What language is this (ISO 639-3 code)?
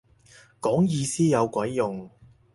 yue